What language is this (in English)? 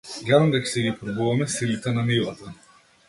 Macedonian